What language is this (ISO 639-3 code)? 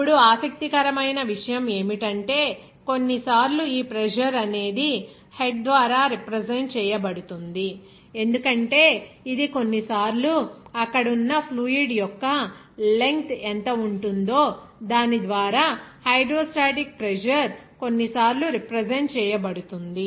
tel